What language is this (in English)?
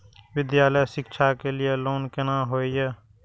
Maithili